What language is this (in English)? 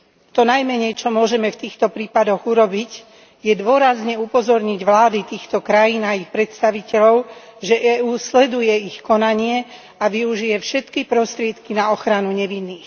Slovak